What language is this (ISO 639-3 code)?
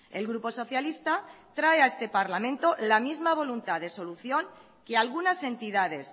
spa